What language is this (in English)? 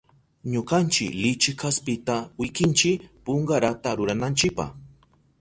Southern Pastaza Quechua